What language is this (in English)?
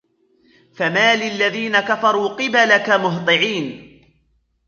Arabic